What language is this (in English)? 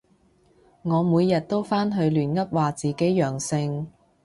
Cantonese